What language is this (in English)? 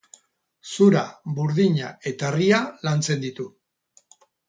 Basque